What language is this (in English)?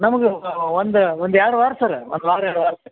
Kannada